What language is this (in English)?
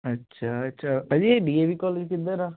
Punjabi